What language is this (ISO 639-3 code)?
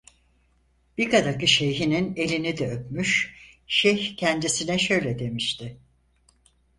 tur